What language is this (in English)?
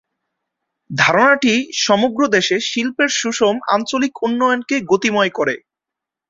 Bangla